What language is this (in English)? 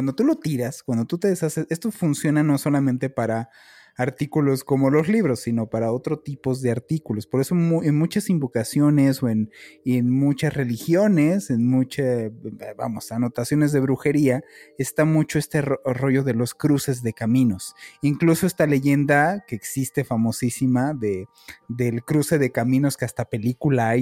Spanish